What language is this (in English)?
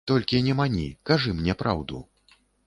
Belarusian